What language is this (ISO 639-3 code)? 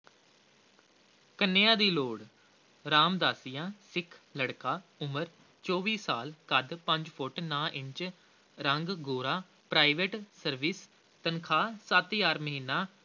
pan